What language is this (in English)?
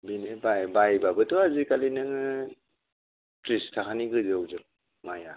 Bodo